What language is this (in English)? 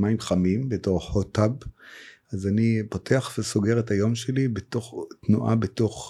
Hebrew